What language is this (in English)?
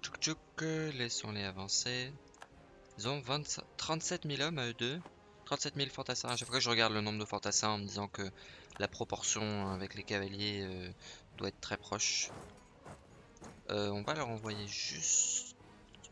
French